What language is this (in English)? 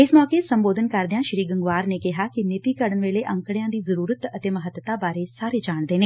Punjabi